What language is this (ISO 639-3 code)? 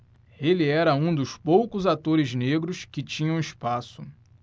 por